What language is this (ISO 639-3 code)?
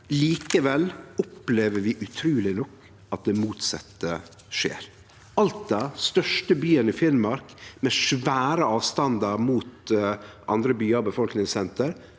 nor